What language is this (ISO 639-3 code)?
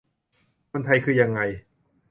tha